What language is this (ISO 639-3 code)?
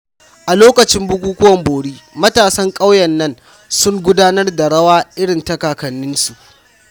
hau